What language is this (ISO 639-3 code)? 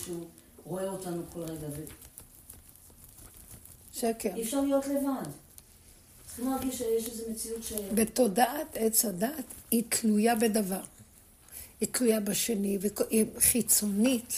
heb